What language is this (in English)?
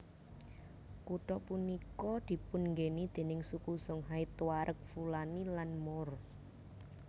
Javanese